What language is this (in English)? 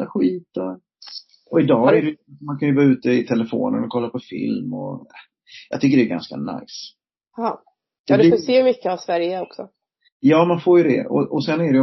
Swedish